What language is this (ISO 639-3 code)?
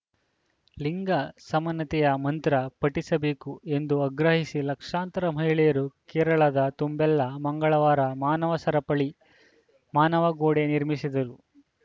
kan